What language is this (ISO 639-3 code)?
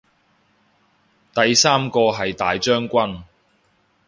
yue